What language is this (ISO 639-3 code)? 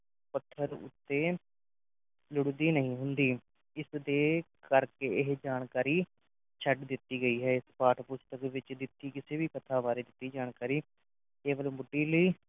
pan